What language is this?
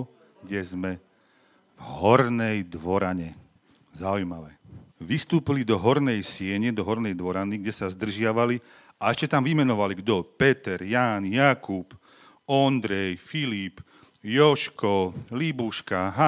Slovak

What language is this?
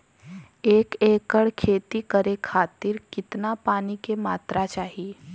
Bhojpuri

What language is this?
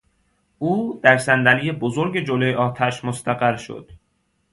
Persian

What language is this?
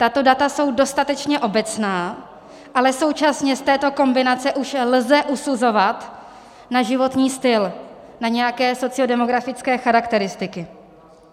Czech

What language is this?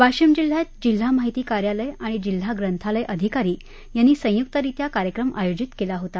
Marathi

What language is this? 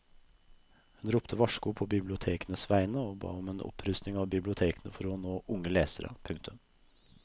Norwegian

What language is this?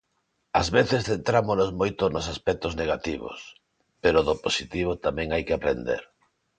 Galician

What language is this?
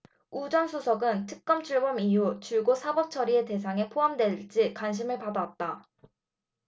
Korean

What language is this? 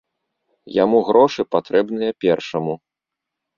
Belarusian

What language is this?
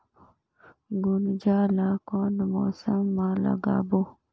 Chhattisgarhi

